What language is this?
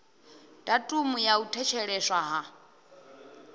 Venda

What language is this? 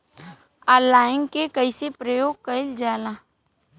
Bhojpuri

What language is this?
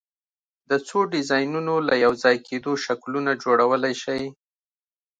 Pashto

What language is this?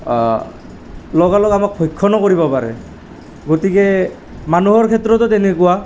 Assamese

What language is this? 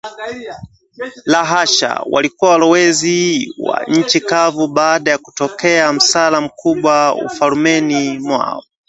Swahili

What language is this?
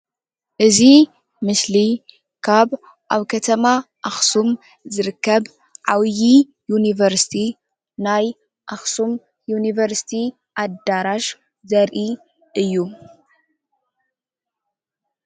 Tigrinya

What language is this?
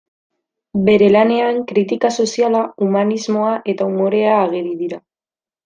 Basque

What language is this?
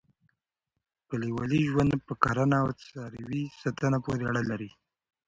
Pashto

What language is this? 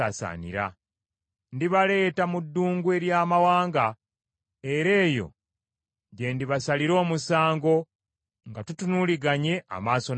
Ganda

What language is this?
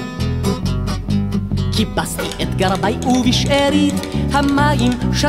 Arabic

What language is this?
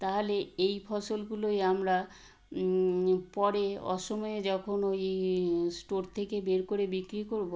Bangla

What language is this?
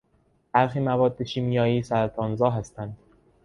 Persian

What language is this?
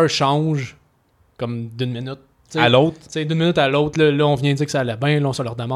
French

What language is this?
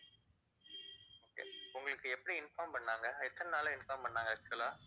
Tamil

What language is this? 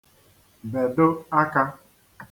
Igbo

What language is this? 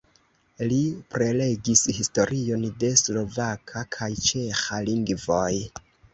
Esperanto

